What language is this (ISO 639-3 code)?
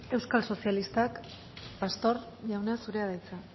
eus